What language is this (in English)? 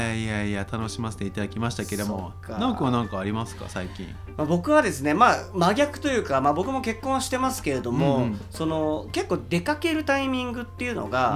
Japanese